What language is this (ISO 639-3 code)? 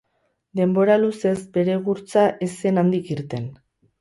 eus